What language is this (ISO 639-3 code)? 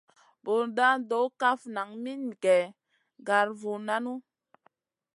mcn